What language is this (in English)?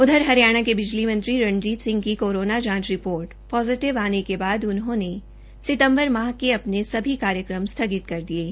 Hindi